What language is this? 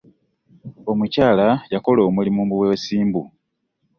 Ganda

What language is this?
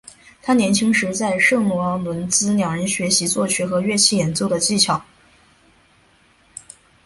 Chinese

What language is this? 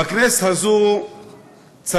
Hebrew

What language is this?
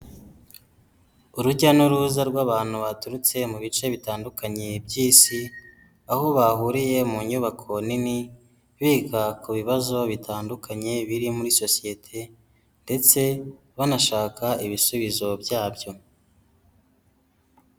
Kinyarwanda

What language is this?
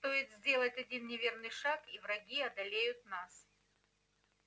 Russian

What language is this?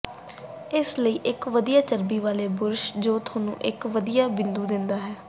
Punjabi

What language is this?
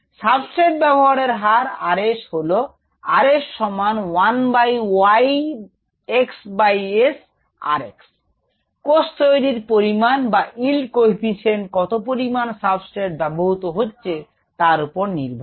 Bangla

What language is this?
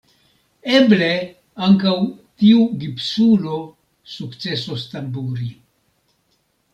Esperanto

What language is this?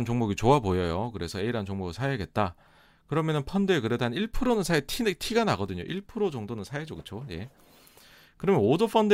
Korean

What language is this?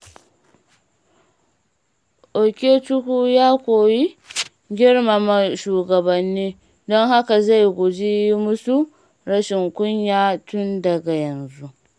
Hausa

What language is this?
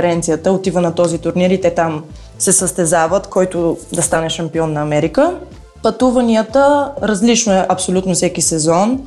Bulgarian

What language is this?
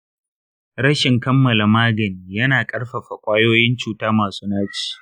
Hausa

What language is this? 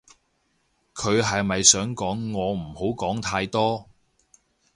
Cantonese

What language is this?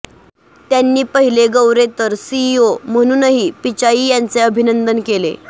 Marathi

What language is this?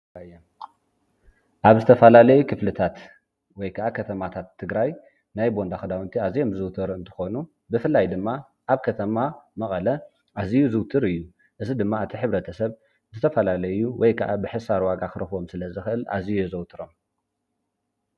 Tigrinya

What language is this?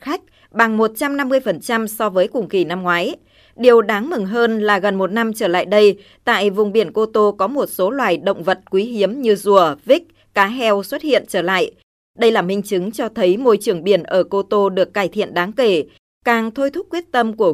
Vietnamese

